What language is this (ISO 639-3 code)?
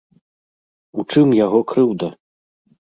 bel